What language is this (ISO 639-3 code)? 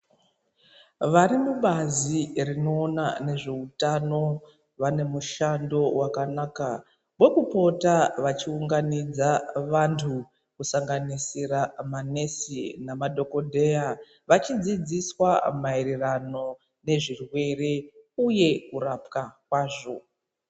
ndc